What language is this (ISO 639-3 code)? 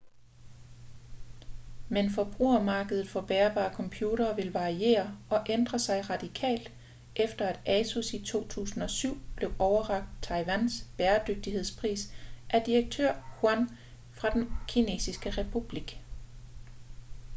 dan